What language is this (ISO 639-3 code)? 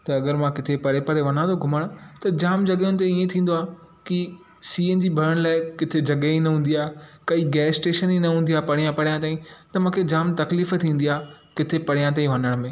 snd